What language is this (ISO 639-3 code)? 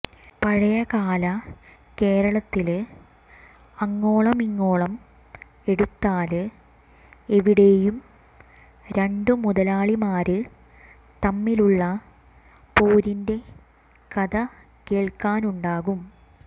mal